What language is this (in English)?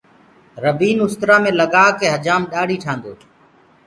Gurgula